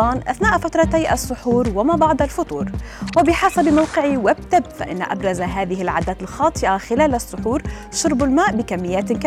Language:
Arabic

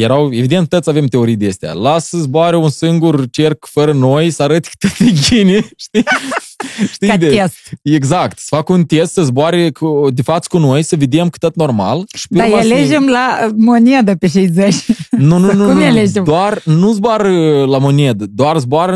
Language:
Romanian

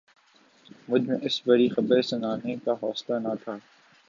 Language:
Urdu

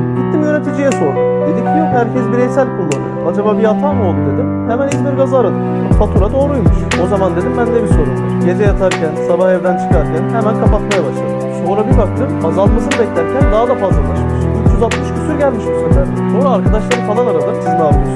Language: Turkish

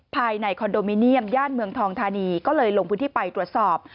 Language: Thai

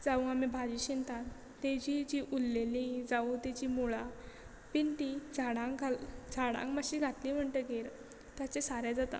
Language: Konkani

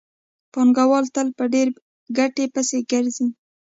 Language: Pashto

